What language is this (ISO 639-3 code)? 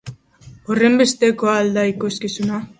eus